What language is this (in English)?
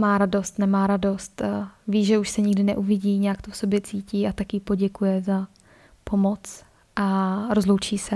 Czech